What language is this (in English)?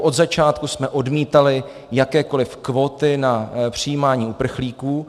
Czech